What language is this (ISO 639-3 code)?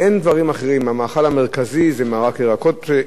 heb